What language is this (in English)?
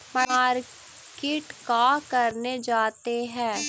Magahi